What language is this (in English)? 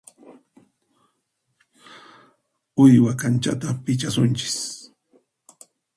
Puno Quechua